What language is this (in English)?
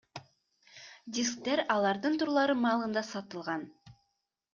Kyrgyz